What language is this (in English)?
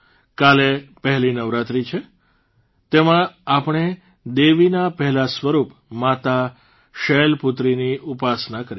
Gujarati